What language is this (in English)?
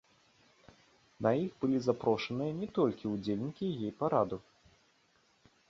Belarusian